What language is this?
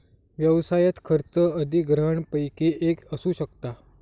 Marathi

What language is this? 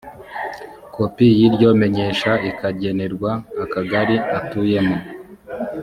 Kinyarwanda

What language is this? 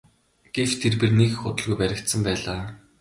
Mongolian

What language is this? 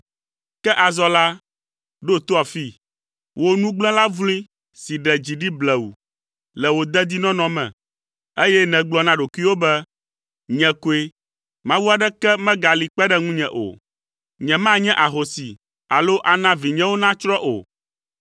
Ewe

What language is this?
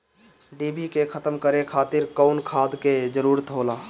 Bhojpuri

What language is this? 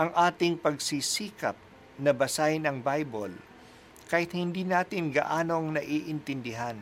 Filipino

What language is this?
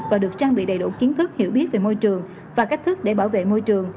Vietnamese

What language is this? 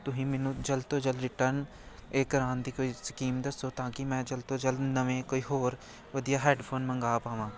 Punjabi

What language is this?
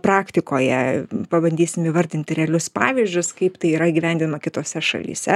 Lithuanian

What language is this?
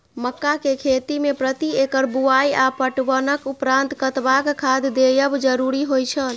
Maithili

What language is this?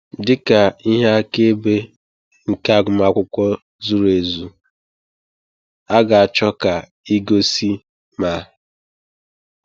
Igbo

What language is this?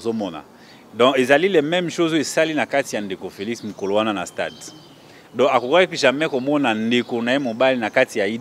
French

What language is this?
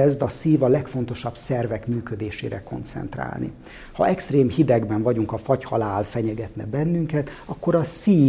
Hungarian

